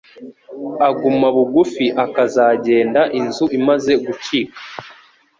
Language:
Kinyarwanda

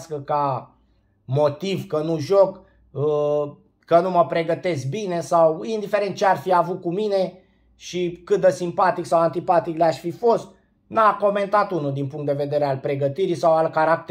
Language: Romanian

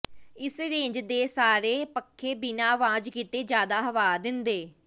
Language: Punjabi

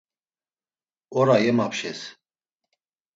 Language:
Laz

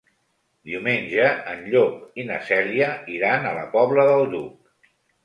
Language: Catalan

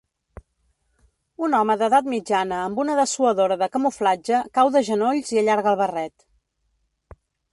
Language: Catalan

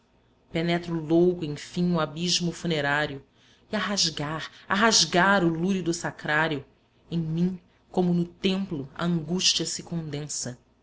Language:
Portuguese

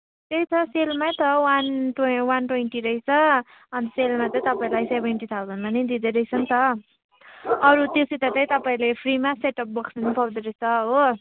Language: Nepali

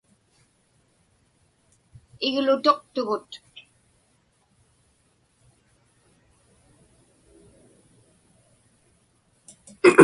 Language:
Inupiaq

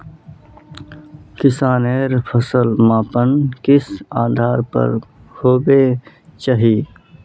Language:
Magahi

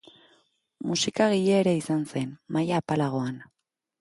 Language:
Basque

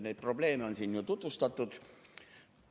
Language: Estonian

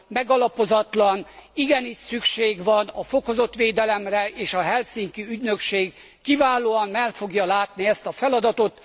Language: Hungarian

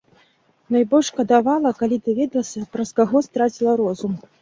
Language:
Belarusian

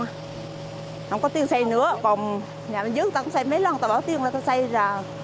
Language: Vietnamese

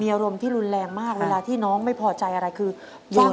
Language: Thai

